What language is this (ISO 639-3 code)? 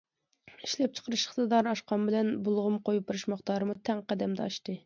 uig